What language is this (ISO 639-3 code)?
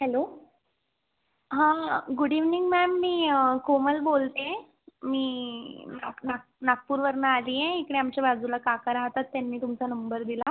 mar